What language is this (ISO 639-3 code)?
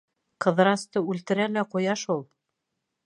bak